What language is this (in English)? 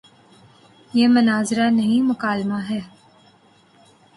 Urdu